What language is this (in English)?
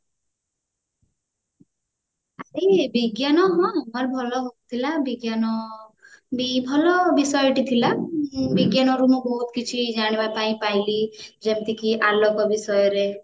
Odia